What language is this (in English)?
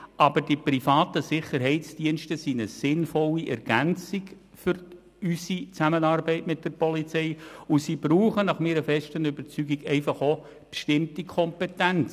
Swiss German